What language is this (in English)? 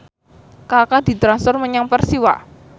Javanese